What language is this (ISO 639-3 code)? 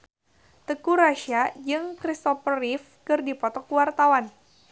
sun